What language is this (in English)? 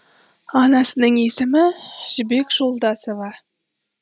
Kazakh